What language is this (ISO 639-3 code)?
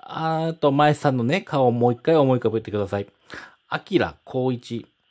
jpn